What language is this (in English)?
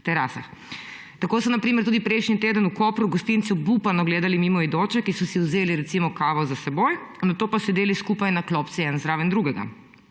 Slovenian